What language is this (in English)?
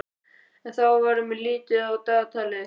Icelandic